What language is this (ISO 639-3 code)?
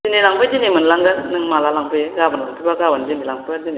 brx